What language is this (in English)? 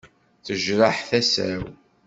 Kabyle